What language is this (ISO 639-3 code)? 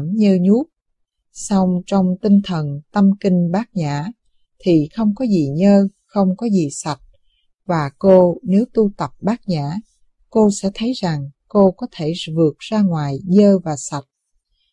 vie